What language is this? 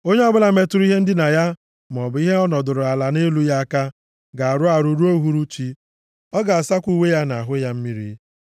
Igbo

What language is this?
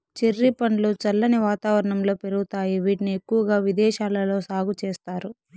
Telugu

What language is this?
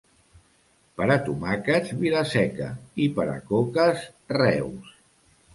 Catalan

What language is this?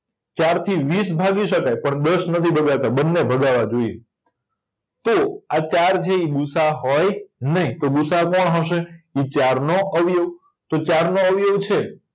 Gujarati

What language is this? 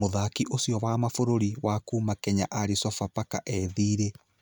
Kikuyu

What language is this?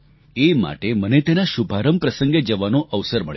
Gujarati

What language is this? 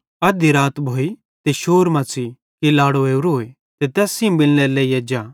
Bhadrawahi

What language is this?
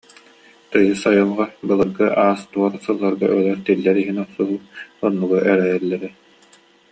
Yakut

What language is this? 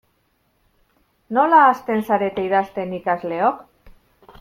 Basque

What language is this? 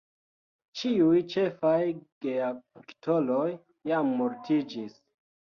Esperanto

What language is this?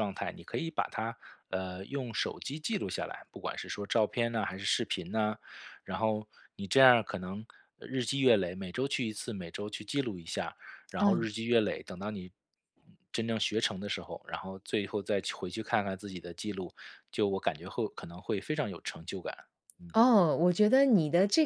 Chinese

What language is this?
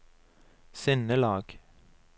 Norwegian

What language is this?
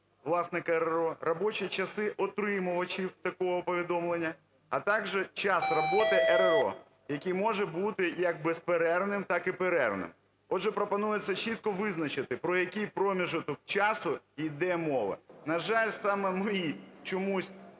Ukrainian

